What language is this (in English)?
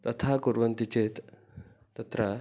Sanskrit